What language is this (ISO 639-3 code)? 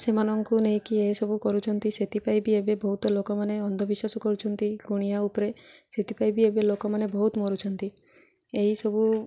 ori